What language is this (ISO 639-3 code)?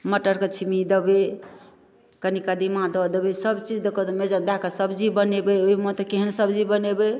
mai